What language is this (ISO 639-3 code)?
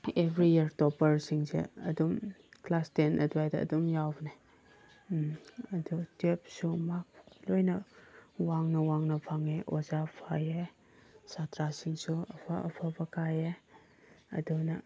mni